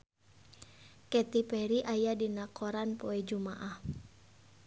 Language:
Sundanese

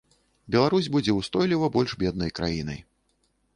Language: Belarusian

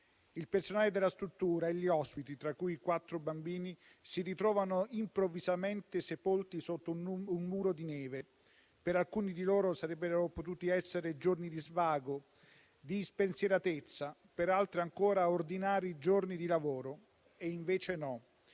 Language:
Italian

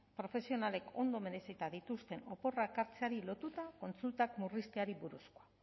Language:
Basque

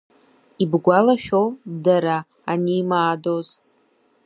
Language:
Abkhazian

